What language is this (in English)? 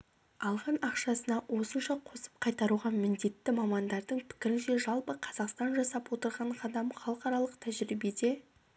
Kazakh